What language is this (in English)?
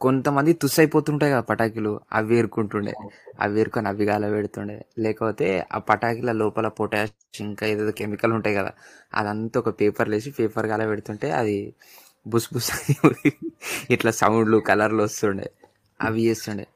Telugu